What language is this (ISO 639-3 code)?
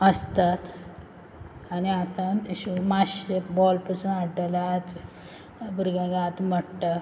kok